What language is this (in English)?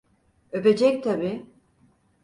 Turkish